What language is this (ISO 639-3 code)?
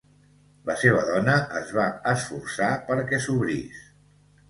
cat